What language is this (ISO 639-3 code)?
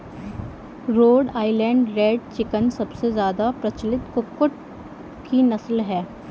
hin